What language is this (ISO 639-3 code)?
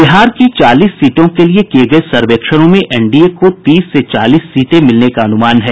hin